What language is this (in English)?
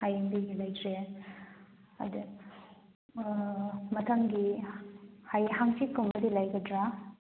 Manipuri